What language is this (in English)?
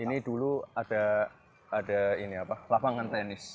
Indonesian